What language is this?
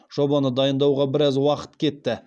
Kazakh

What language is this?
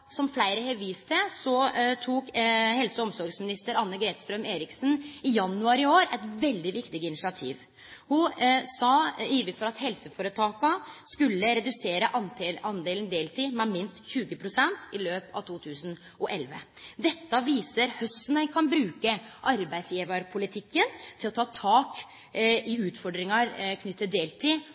Norwegian Nynorsk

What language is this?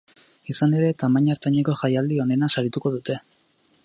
Basque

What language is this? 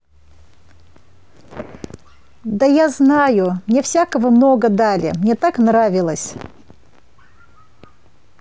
Russian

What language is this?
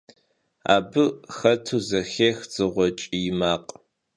Kabardian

